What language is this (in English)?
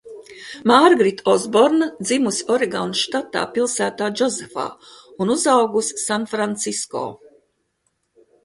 Latvian